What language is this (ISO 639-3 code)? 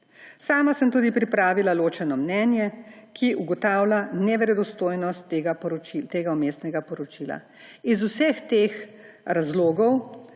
slv